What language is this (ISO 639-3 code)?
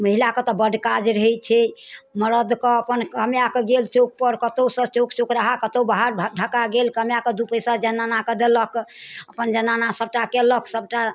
mai